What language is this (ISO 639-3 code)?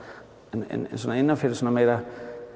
isl